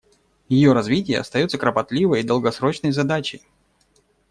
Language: Russian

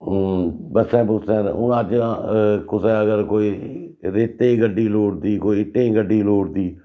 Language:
Dogri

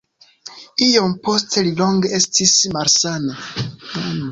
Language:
Esperanto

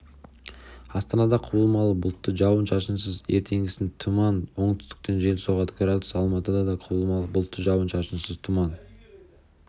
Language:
Kazakh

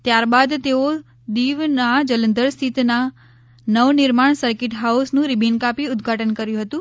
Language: Gujarati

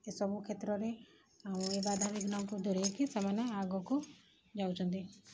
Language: Odia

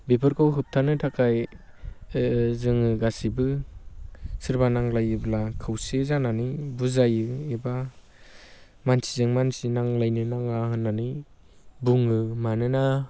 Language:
Bodo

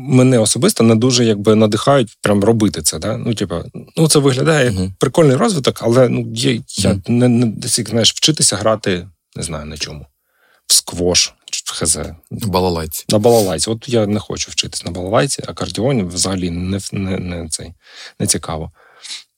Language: Ukrainian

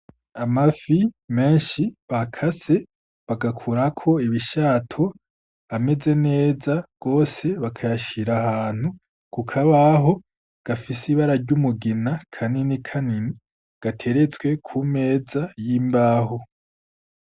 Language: Rundi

